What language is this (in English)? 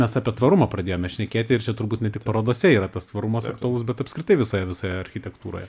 Lithuanian